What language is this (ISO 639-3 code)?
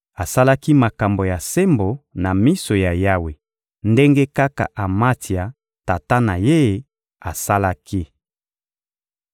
lin